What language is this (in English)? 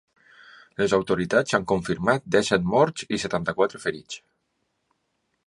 Catalan